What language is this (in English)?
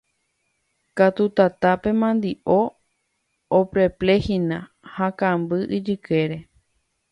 Guarani